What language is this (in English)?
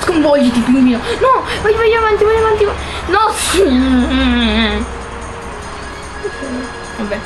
Italian